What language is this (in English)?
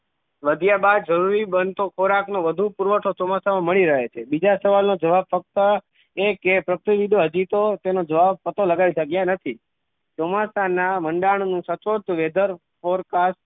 Gujarati